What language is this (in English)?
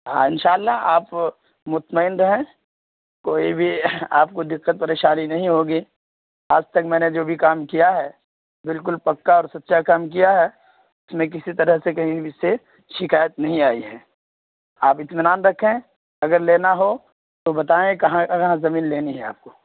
Urdu